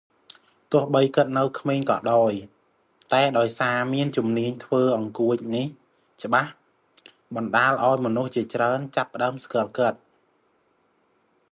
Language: Khmer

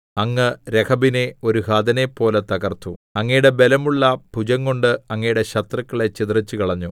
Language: Malayalam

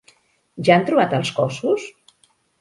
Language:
Catalan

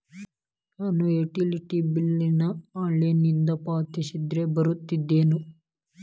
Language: Kannada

